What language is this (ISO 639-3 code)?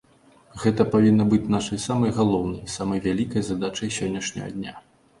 bel